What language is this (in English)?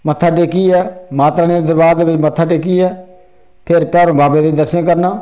Dogri